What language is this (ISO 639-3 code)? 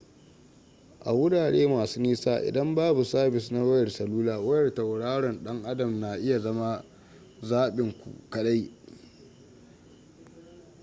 hau